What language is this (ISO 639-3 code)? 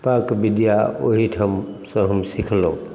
mai